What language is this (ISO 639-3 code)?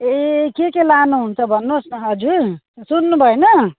nep